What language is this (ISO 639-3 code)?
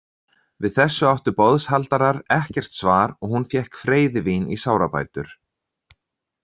isl